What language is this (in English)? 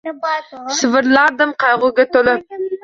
Uzbek